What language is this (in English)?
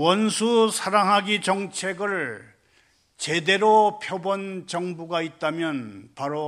Korean